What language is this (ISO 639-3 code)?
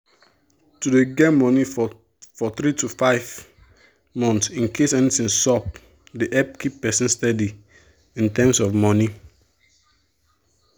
pcm